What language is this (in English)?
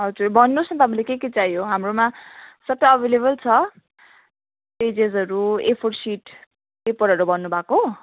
Nepali